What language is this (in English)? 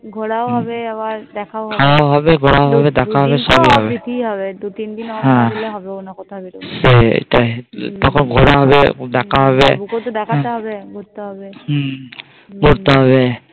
Bangla